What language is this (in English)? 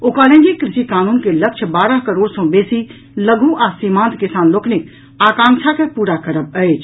Maithili